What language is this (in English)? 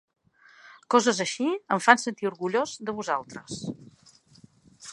Catalan